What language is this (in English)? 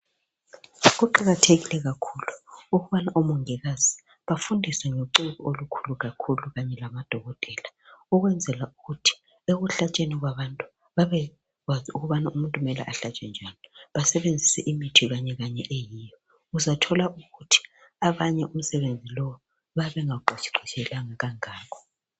North Ndebele